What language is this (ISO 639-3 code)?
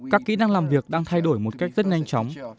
vie